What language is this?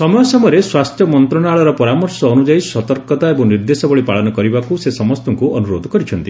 Odia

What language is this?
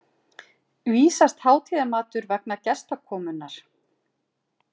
Icelandic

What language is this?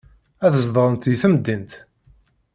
Kabyle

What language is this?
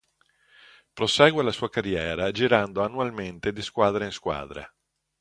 Italian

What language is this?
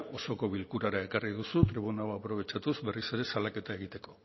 Basque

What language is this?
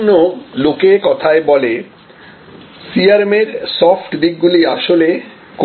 Bangla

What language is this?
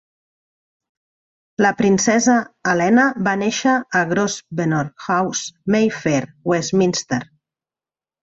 Catalan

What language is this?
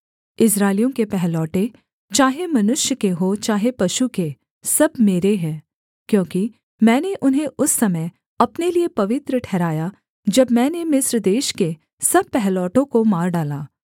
Hindi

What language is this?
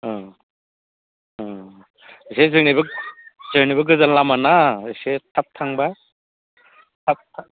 Bodo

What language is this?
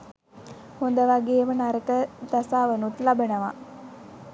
Sinhala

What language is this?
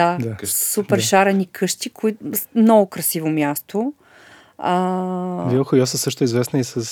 Bulgarian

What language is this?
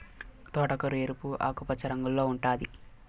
Telugu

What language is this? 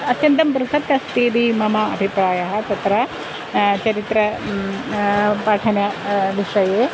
Sanskrit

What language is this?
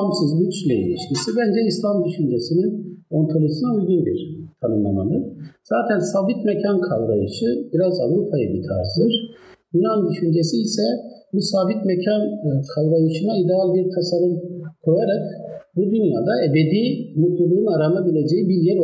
Turkish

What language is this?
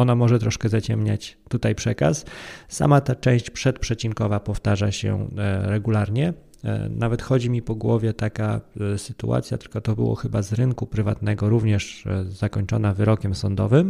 Polish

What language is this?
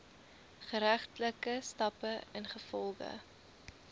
Afrikaans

